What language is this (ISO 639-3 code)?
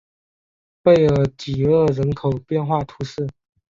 zho